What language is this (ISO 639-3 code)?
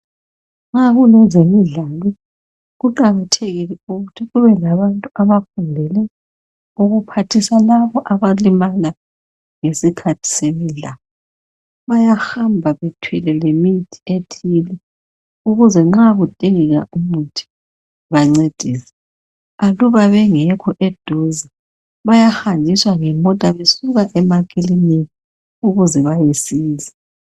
nde